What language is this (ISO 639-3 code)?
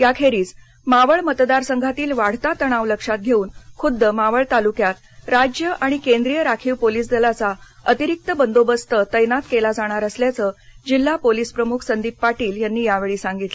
mar